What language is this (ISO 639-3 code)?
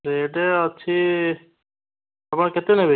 ori